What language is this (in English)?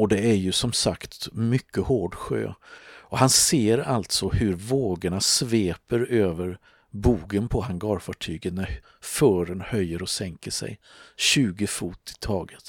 Swedish